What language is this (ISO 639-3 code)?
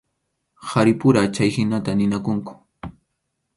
qxu